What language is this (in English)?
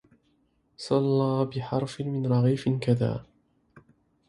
Arabic